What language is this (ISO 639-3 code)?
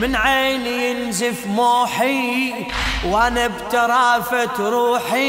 ara